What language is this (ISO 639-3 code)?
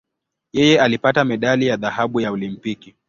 swa